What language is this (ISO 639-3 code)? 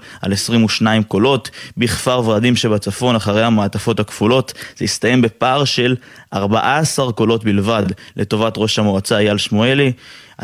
heb